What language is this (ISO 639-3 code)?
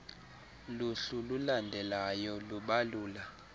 xho